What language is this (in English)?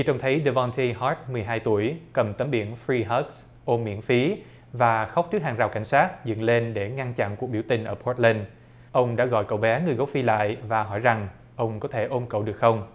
Vietnamese